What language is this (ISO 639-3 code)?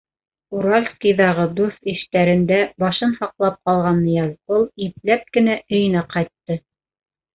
bak